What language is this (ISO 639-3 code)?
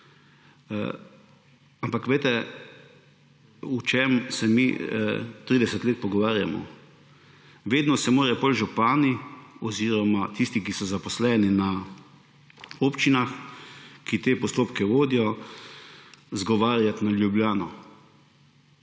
slv